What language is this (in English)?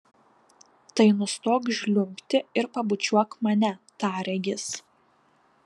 Lithuanian